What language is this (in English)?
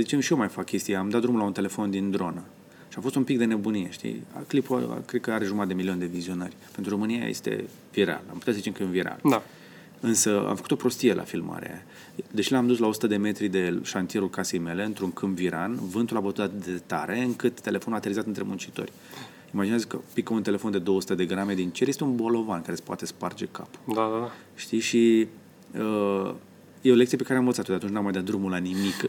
Romanian